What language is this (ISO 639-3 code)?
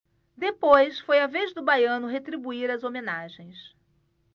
por